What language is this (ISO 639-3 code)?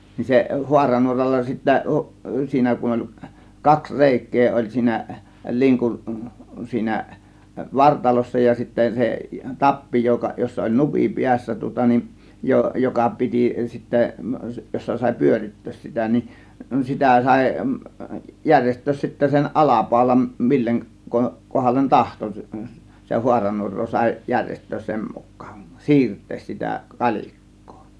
fin